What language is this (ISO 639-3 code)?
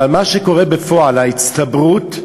heb